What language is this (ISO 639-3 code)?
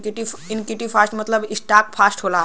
bho